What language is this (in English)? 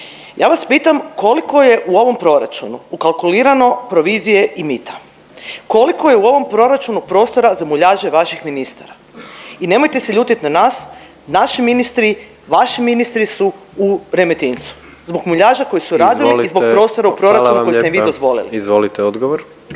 Croatian